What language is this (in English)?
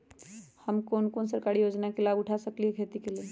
Magahi